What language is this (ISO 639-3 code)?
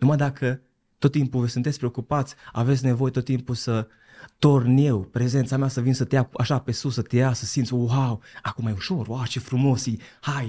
ron